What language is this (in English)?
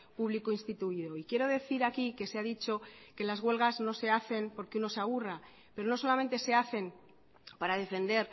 Spanish